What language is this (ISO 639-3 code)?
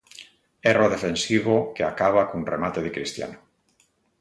glg